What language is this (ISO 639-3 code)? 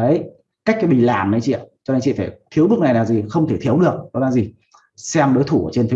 vie